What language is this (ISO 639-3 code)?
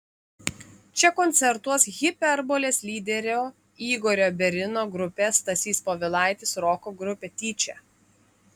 lit